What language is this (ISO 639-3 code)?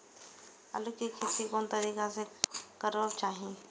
mai